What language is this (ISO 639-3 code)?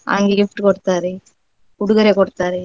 kan